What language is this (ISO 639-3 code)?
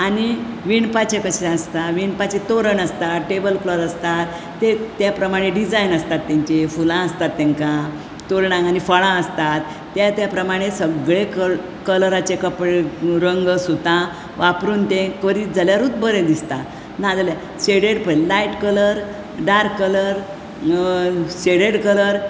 kok